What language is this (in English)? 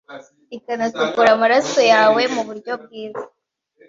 Kinyarwanda